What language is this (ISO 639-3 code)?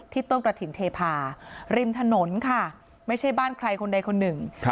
tha